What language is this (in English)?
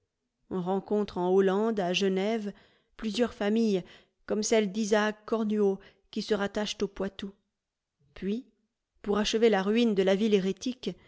French